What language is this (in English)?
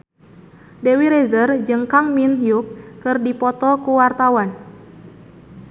Sundanese